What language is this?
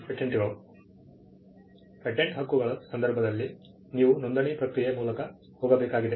Kannada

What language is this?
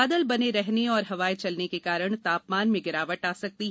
Hindi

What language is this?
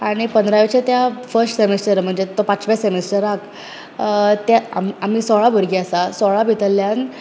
Konkani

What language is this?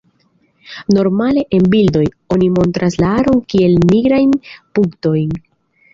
Esperanto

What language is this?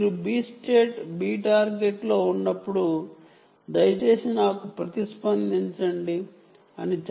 Telugu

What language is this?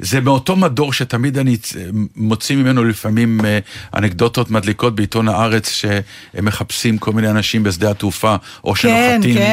Hebrew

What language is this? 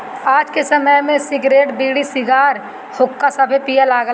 Bhojpuri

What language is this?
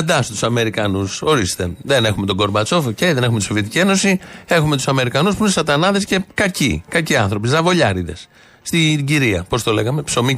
Greek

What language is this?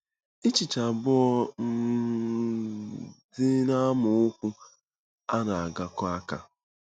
Igbo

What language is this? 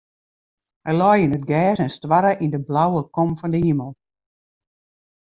Western Frisian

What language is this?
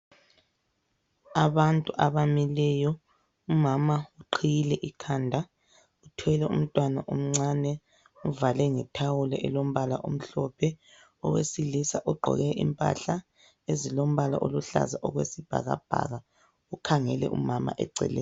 North Ndebele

